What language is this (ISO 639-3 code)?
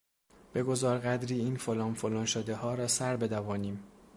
fas